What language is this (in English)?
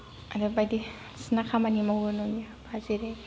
Bodo